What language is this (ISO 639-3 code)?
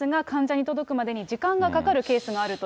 jpn